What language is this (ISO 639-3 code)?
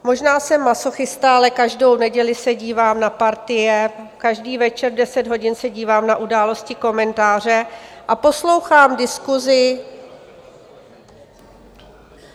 ces